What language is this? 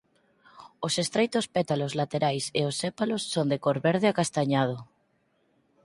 Galician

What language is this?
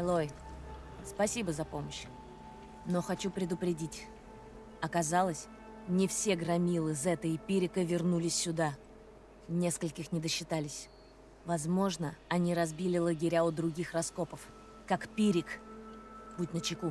Russian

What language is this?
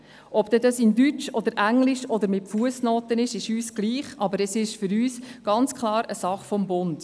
Swiss German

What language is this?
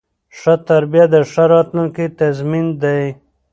Pashto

